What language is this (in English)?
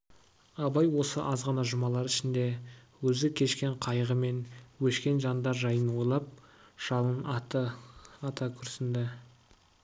Kazakh